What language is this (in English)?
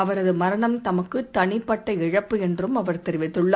Tamil